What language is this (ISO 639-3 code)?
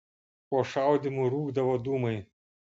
lit